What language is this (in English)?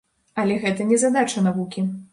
Belarusian